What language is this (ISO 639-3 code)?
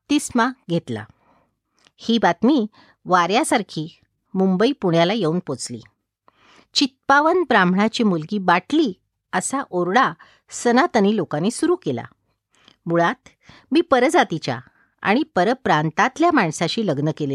mar